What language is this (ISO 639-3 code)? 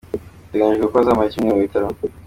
kin